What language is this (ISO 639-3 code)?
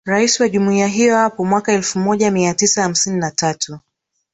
swa